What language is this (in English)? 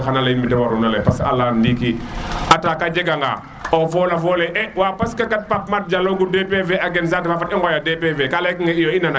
Serer